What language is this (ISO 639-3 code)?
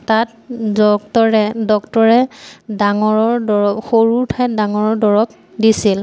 asm